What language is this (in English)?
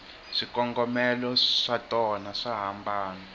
Tsonga